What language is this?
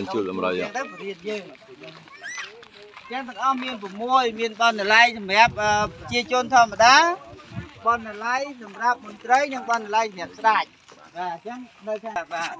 Thai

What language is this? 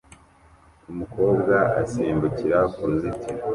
Kinyarwanda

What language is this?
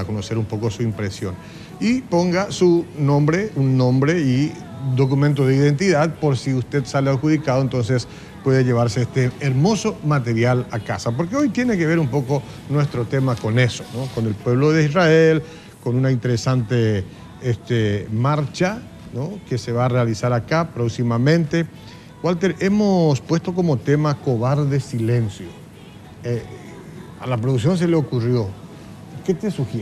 Spanish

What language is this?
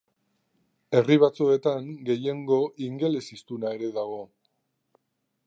Basque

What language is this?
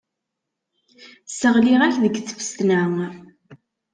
Kabyle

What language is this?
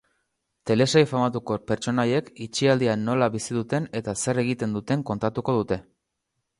Basque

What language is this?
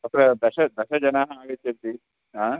Sanskrit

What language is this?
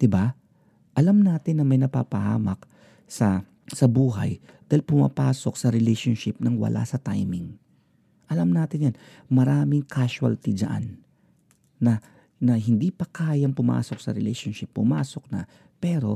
Filipino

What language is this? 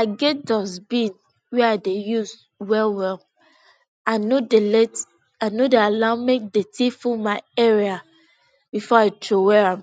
Nigerian Pidgin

